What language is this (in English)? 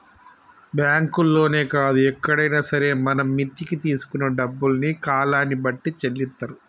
Telugu